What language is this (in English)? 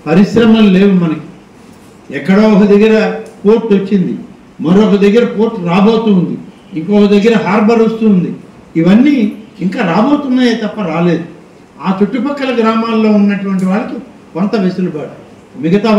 Telugu